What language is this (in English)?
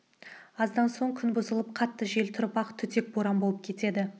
Kazakh